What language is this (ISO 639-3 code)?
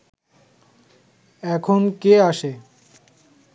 ben